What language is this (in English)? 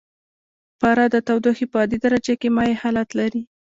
Pashto